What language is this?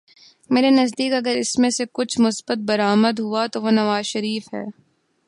Urdu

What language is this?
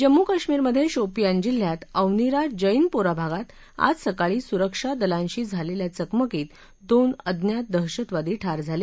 Marathi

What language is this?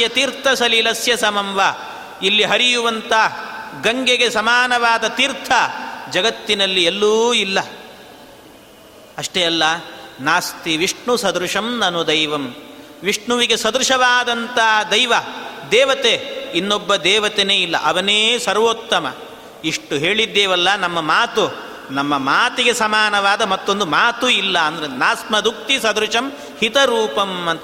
Kannada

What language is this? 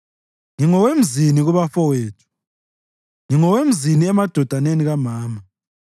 North Ndebele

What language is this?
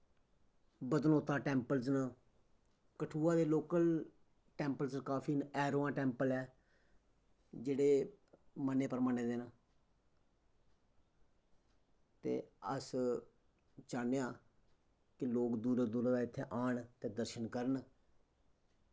Dogri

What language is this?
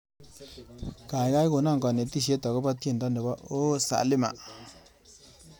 Kalenjin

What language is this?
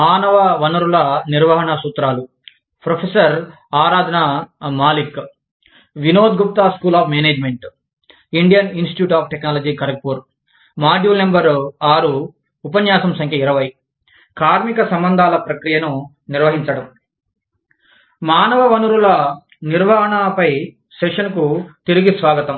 Telugu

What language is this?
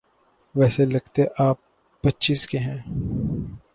Urdu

